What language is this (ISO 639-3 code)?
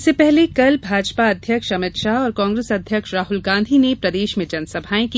hin